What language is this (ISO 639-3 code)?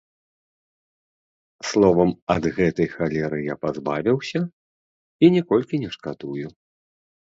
bel